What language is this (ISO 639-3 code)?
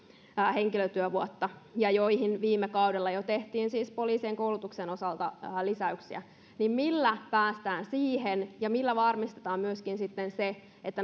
fin